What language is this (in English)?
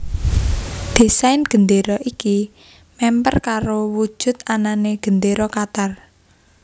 Javanese